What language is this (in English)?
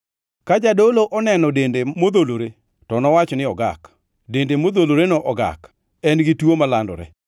Luo (Kenya and Tanzania)